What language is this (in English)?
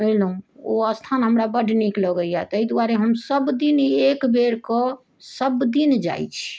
Maithili